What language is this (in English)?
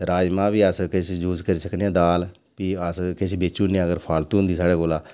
Dogri